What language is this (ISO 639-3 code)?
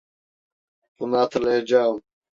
tur